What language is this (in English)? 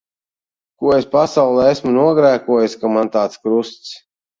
Latvian